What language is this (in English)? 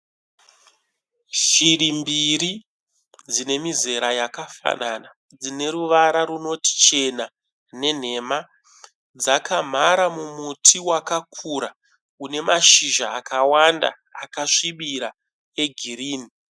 Shona